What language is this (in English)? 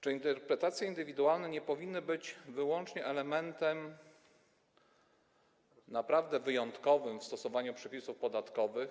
Polish